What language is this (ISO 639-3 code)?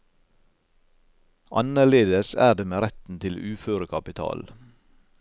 nor